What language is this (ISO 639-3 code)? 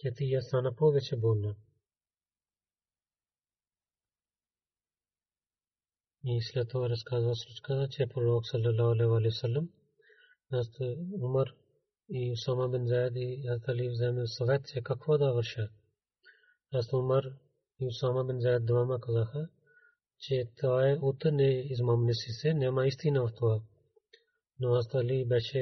bul